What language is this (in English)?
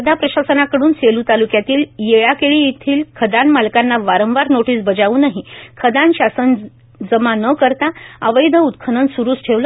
Marathi